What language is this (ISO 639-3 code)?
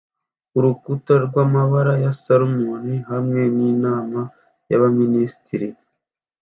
kin